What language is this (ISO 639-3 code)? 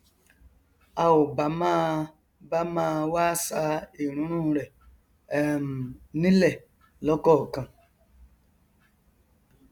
yor